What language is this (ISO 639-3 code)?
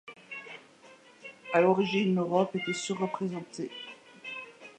fra